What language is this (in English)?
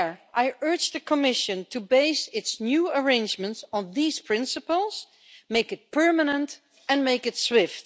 English